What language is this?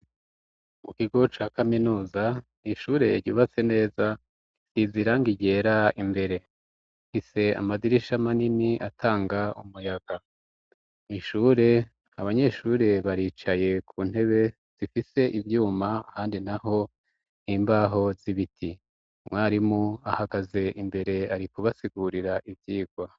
Rundi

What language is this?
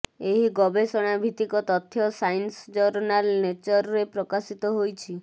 Odia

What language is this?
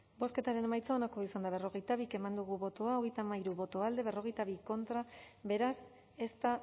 Basque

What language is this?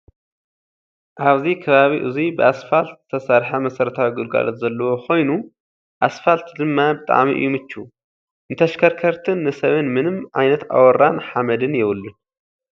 Tigrinya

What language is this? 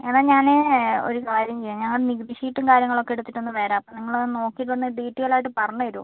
Malayalam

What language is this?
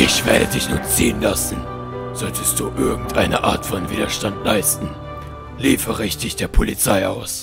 German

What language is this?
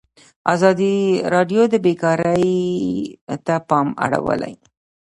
Pashto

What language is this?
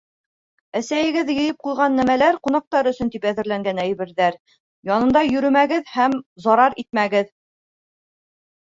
Bashkir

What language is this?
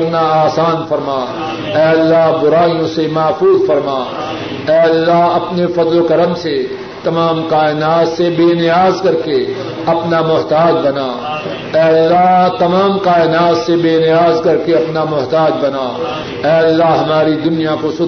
Urdu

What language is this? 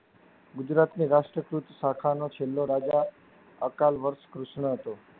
Gujarati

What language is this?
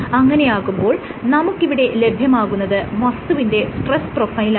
Malayalam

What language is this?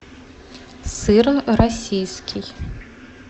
Russian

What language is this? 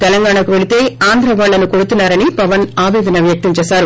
Telugu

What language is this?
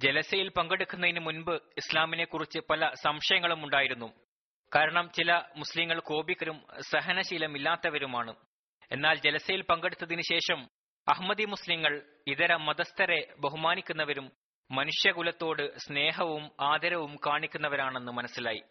Malayalam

